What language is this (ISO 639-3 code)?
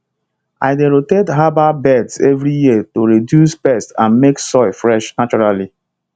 pcm